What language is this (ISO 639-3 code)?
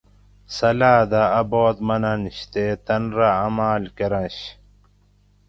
gwc